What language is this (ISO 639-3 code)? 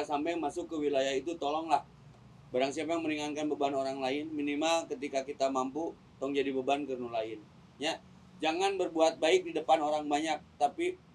ind